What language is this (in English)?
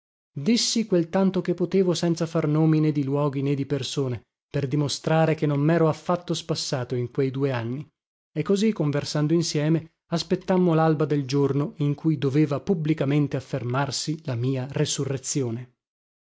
Italian